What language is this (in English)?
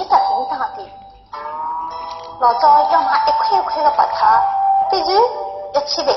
Chinese